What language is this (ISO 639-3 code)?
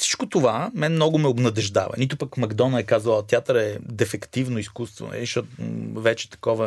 bul